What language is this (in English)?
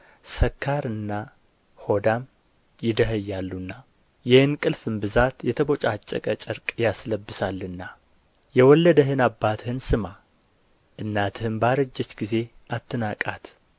Amharic